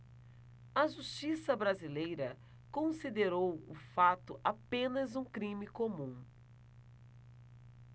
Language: Portuguese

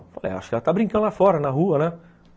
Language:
Portuguese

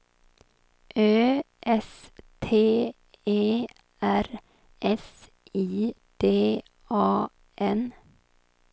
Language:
Swedish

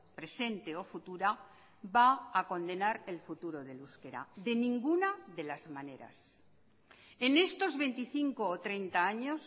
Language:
Spanish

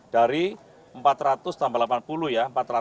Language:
Indonesian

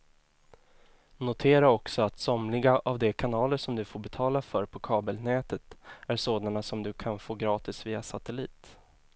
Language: Swedish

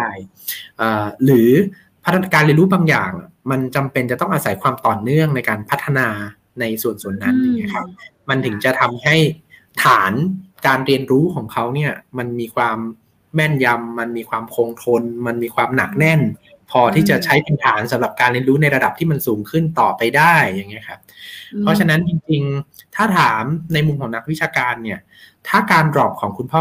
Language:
Thai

